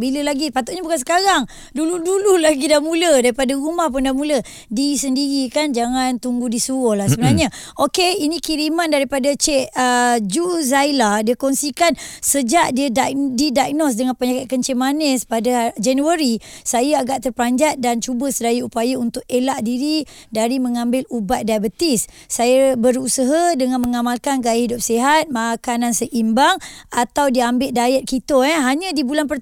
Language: Malay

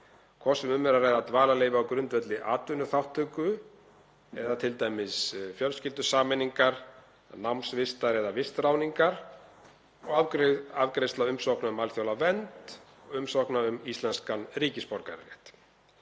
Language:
Icelandic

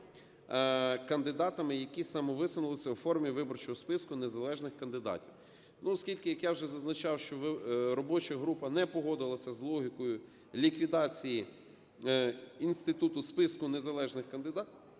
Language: Ukrainian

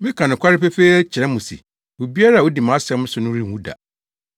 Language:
Akan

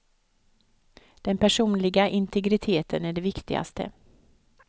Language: Swedish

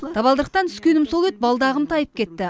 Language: Kazakh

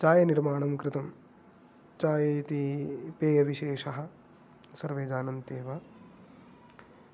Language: Sanskrit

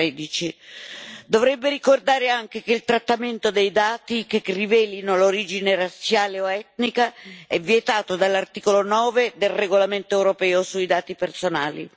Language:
Italian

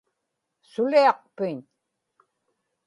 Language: Inupiaq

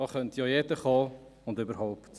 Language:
Swiss German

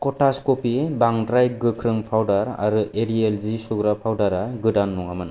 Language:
Bodo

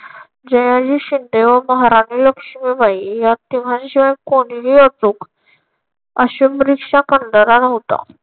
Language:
Marathi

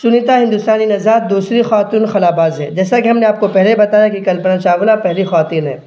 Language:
Urdu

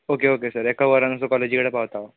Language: Konkani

